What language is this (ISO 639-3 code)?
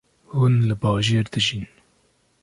kur